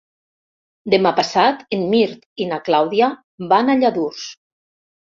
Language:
Catalan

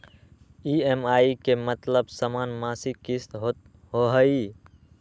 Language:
Magahi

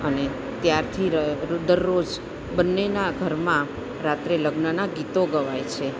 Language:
Gujarati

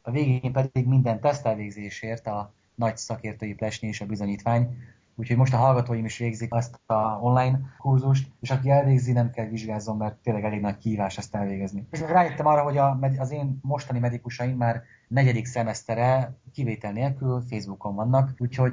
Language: Hungarian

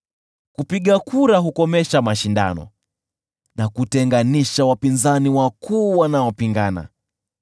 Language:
Swahili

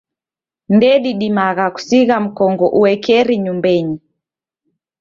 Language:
Taita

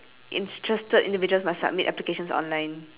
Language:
English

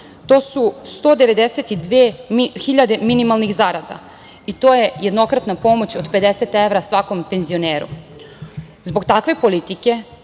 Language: Serbian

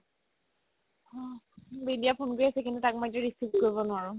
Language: Assamese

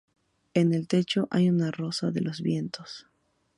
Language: Spanish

